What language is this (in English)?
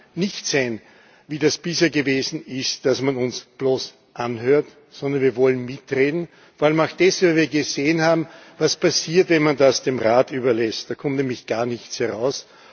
German